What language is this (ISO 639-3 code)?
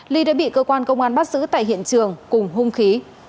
vie